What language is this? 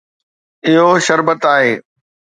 Sindhi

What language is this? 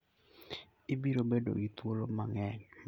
Luo (Kenya and Tanzania)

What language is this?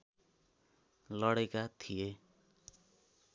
Nepali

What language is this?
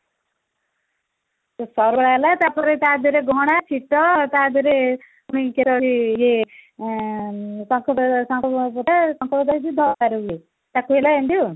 Odia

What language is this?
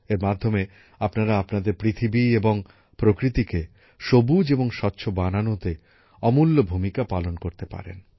Bangla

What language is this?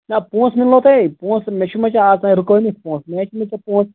Kashmiri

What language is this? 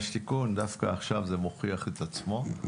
Hebrew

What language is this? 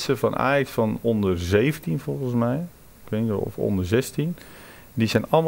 Dutch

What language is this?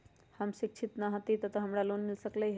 Magahi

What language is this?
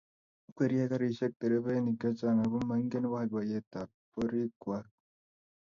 Kalenjin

